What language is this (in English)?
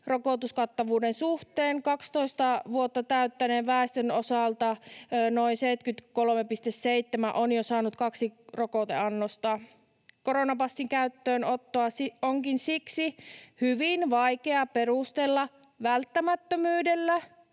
Finnish